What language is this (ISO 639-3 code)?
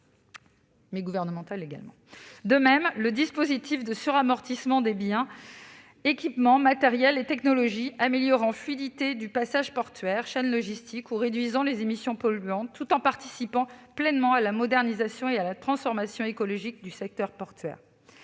fra